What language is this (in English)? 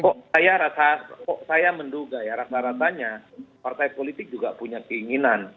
Indonesian